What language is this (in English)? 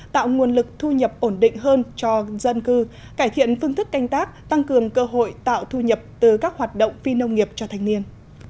Vietnamese